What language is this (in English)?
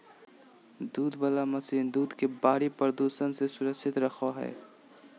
Magahi